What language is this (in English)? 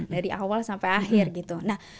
Indonesian